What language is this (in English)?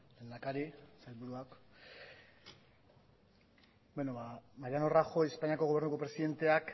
Basque